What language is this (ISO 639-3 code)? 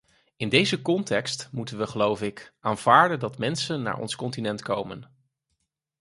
nld